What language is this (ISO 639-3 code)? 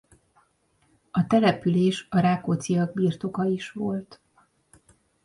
hun